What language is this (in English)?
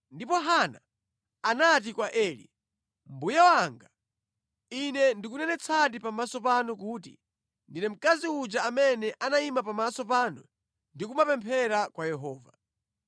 Nyanja